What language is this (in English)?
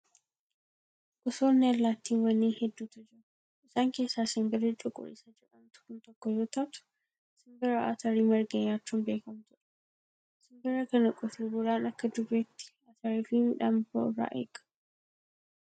Oromo